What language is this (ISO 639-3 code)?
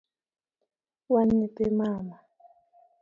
luo